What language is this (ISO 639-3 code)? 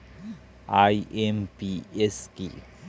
ben